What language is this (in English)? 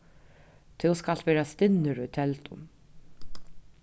Faroese